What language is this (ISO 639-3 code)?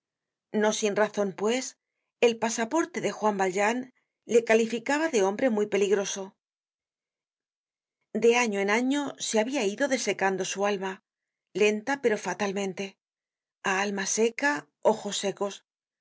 spa